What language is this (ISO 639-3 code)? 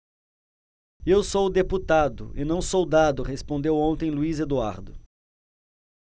por